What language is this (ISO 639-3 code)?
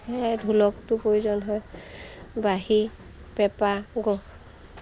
asm